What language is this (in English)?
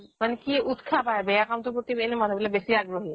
Assamese